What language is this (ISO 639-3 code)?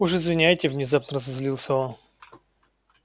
rus